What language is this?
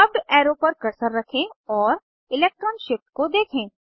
Hindi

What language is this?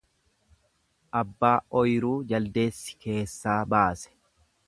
Oromo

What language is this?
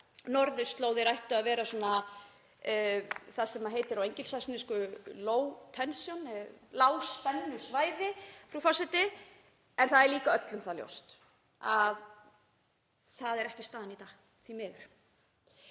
Icelandic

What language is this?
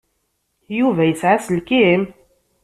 Kabyle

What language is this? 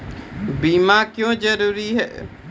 Maithili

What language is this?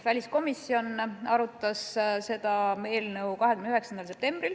Estonian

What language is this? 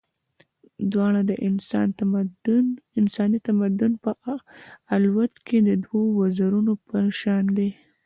Pashto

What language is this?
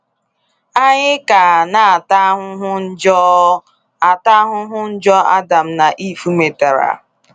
Igbo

